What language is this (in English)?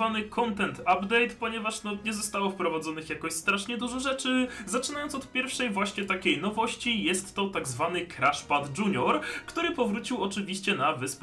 Polish